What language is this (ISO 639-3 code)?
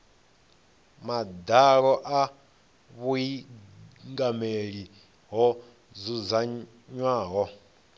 ven